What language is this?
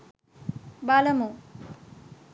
Sinhala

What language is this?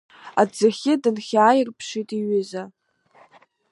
Abkhazian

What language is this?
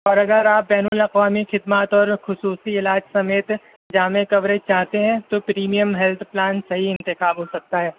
Urdu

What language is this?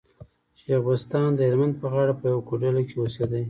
Pashto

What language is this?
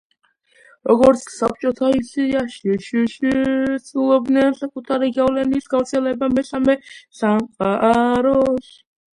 Georgian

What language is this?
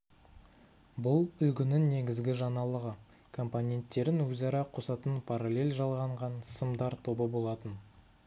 Kazakh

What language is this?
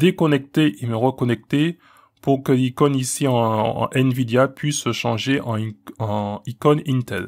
French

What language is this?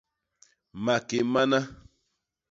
Basaa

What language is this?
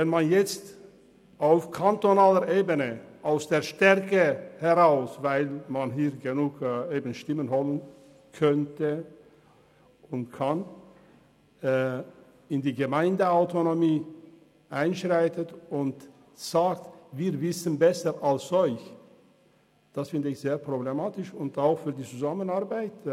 Swiss German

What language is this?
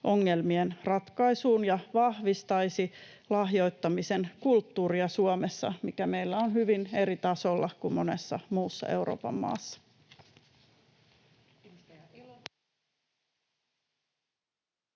Finnish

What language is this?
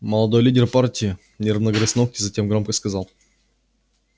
Russian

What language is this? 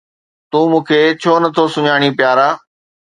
Sindhi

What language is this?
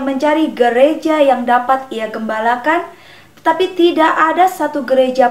Indonesian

